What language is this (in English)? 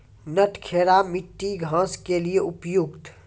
Maithili